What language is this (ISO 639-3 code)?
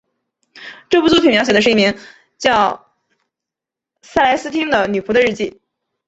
zho